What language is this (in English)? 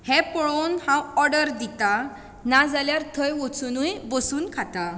Konkani